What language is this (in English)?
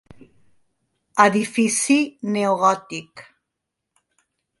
Catalan